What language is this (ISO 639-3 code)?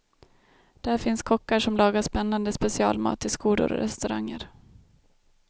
swe